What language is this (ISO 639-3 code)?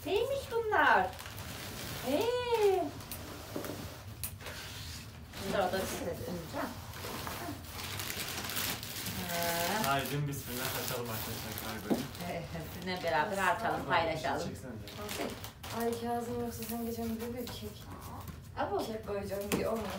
tur